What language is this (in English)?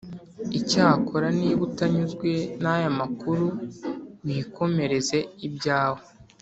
Kinyarwanda